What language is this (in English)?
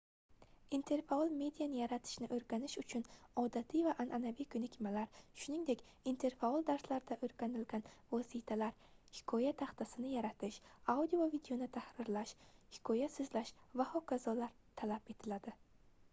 Uzbek